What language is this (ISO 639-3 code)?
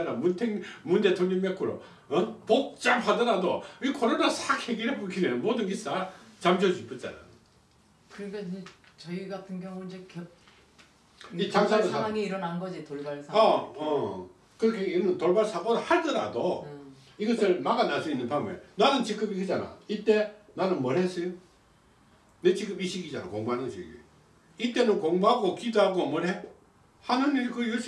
kor